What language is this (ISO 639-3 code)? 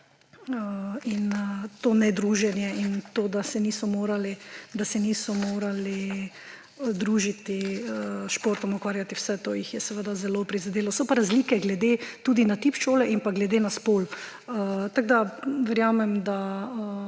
slv